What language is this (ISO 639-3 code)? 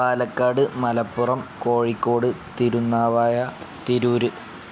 mal